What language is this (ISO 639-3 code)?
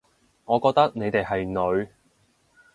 yue